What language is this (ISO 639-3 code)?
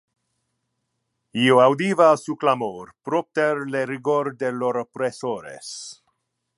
ina